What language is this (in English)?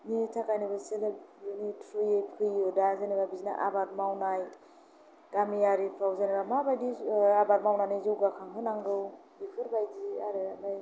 Bodo